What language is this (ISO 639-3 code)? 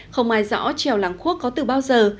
vie